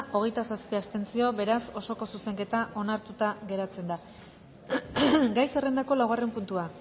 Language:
Basque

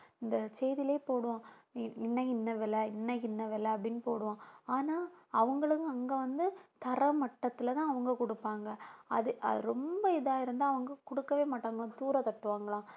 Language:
Tamil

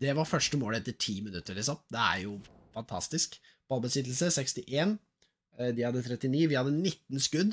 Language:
Norwegian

